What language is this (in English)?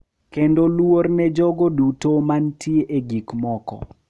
Luo (Kenya and Tanzania)